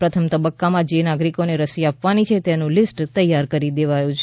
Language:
Gujarati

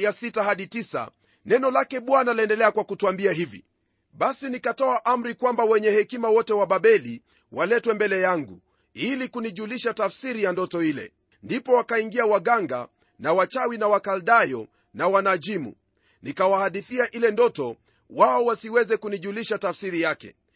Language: Swahili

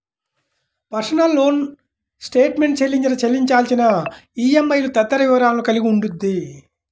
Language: Telugu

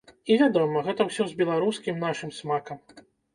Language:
Belarusian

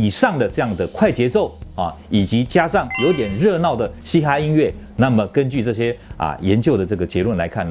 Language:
Chinese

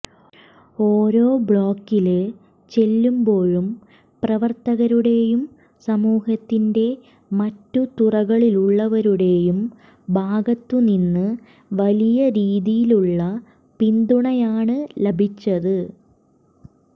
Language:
Malayalam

